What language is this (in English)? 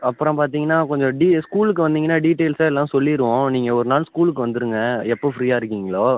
Tamil